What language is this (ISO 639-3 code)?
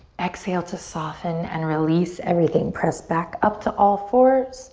eng